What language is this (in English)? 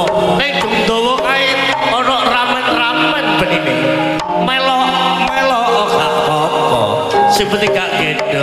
Indonesian